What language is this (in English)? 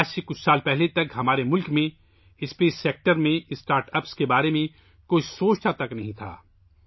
Urdu